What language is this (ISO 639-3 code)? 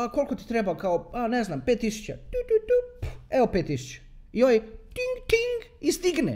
hrv